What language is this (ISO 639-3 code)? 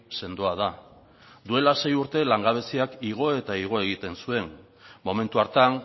eus